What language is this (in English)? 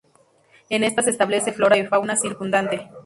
Spanish